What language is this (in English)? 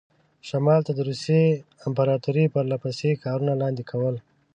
Pashto